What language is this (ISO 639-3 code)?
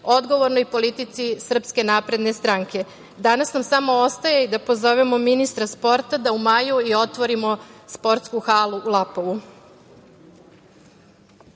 srp